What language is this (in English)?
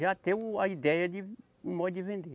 Portuguese